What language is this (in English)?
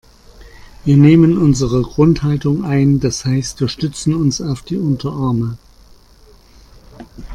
German